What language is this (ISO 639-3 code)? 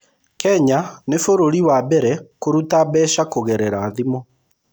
kik